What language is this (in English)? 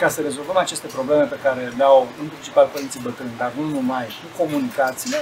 Romanian